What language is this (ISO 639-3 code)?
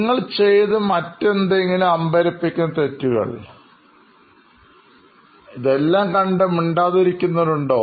mal